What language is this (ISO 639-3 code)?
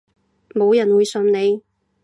yue